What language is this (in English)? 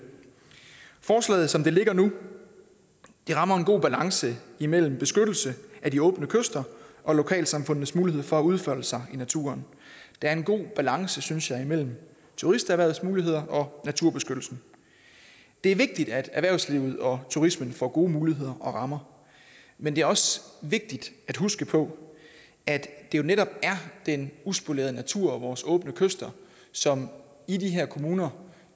Danish